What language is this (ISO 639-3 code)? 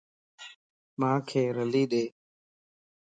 lss